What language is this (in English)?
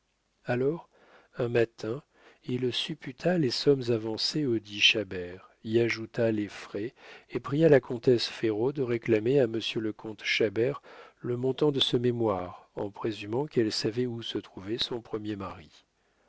French